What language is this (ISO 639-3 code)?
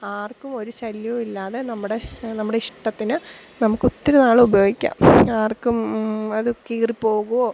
mal